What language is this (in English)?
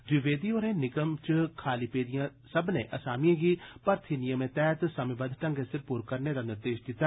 Dogri